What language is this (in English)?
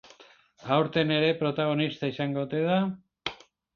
Basque